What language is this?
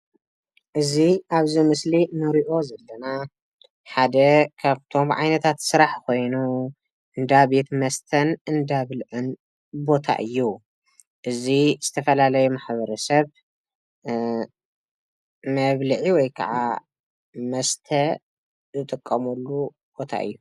Tigrinya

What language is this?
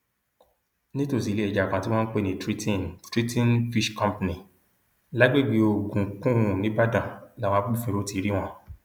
Yoruba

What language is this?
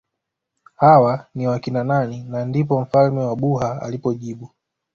Swahili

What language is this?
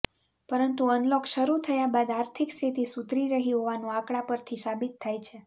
Gujarati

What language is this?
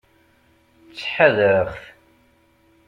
Kabyle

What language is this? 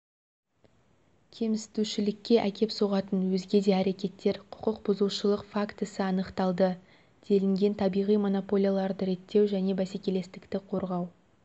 Kazakh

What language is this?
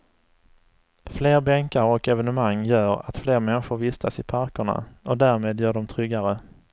Swedish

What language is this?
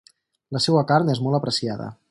Catalan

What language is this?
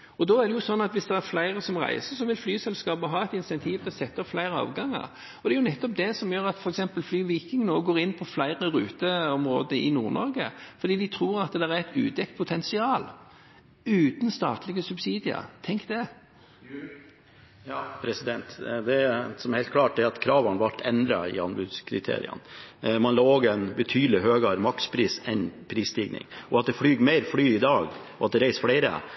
Norwegian Bokmål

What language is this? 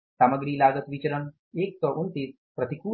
Hindi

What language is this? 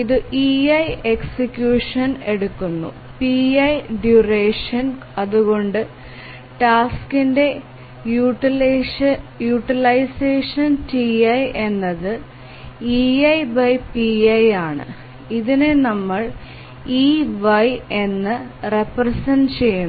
Malayalam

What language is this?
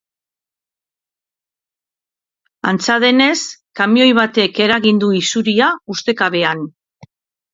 Basque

